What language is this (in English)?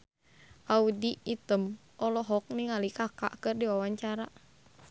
Sundanese